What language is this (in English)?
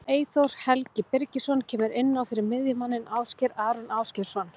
Icelandic